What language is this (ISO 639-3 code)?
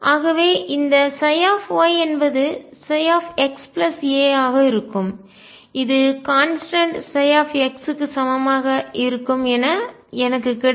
tam